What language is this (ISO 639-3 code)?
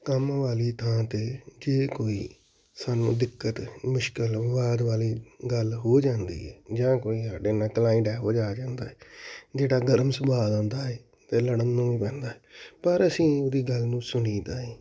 pan